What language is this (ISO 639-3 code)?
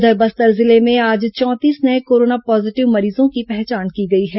hin